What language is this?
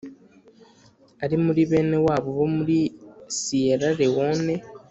Kinyarwanda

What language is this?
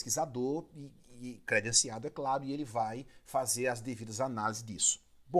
Portuguese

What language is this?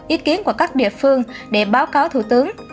Vietnamese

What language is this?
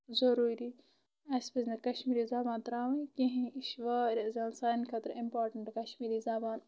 Kashmiri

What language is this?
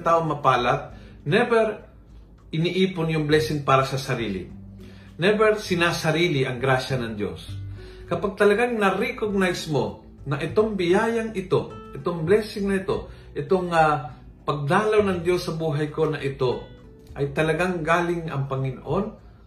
Filipino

